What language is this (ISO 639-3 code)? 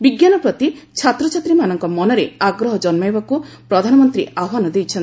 ori